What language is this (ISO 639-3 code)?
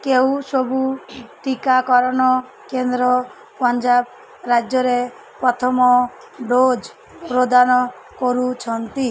ori